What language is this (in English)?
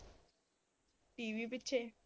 Punjabi